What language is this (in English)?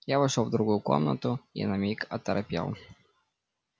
Russian